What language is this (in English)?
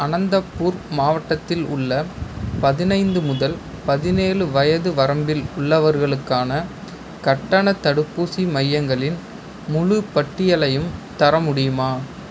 Tamil